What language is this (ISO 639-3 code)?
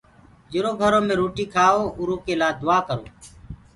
ggg